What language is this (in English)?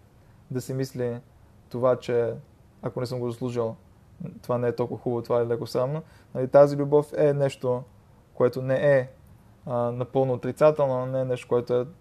Bulgarian